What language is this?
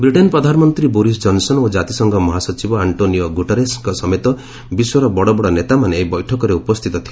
Odia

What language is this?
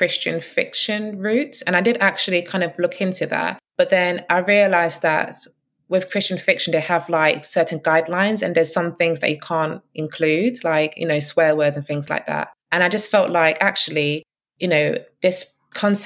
English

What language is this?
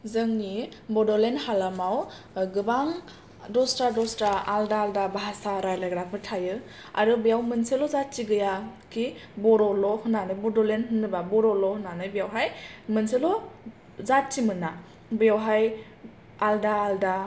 Bodo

